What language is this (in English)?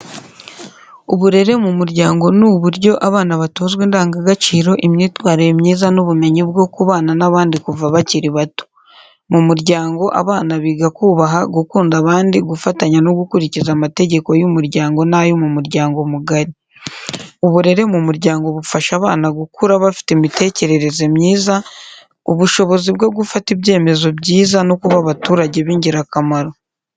Kinyarwanda